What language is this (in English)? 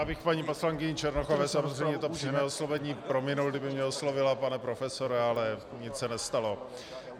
Czech